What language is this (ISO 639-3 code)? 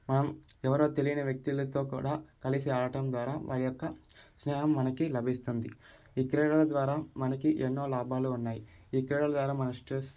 tel